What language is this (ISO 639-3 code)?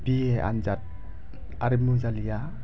brx